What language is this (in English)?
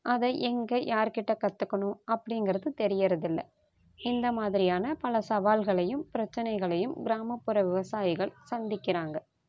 Tamil